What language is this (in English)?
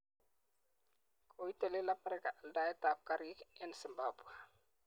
Kalenjin